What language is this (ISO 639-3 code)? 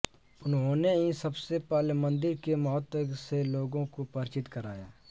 hin